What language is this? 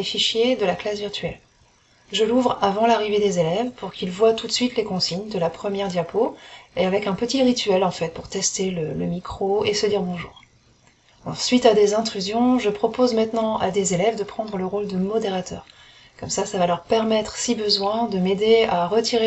French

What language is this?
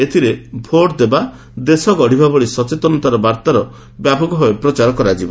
Odia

